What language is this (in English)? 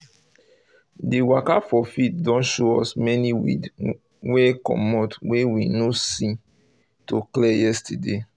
Nigerian Pidgin